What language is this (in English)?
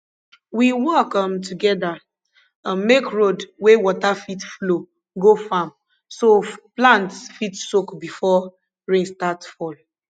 Nigerian Pidgin